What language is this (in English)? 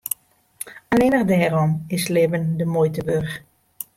Western Frisian